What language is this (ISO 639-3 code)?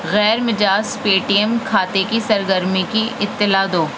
urd